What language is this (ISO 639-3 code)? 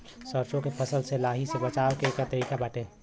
bho